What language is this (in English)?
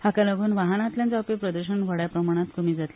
Konkani